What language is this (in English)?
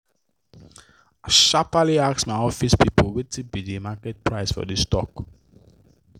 Nigerian Pidgin